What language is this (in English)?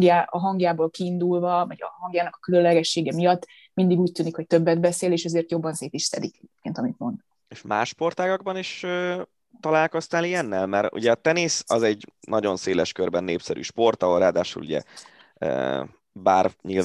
Hungarian